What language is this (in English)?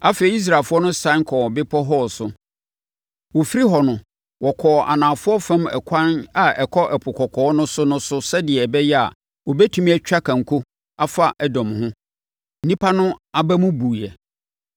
Akan